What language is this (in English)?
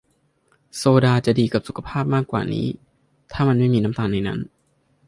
Thai